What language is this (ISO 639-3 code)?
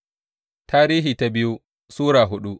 hau